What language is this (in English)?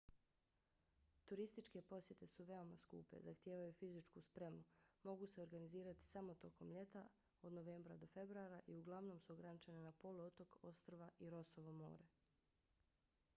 Bosnian